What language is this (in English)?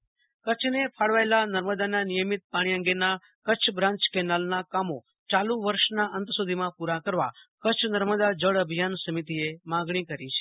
Gujarati